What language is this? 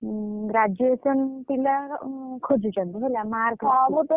Odia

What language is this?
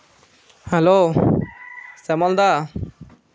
Santali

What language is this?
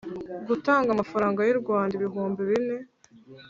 Kinyarwanda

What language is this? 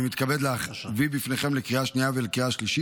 Hebrew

